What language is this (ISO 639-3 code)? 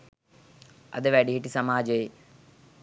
sin